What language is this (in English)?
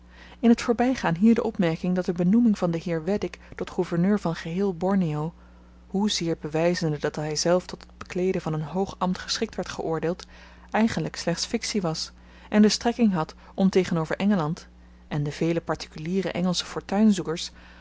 Dutch